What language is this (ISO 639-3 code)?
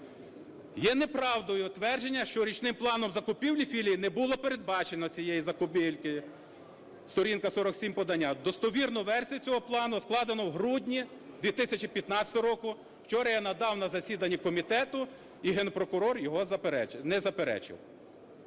ukr